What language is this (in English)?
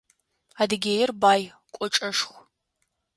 Adyghe